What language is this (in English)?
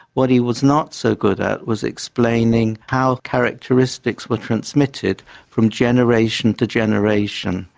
English